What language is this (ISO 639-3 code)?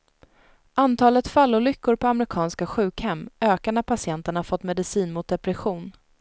swe